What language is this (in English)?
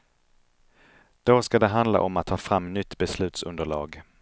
Swedish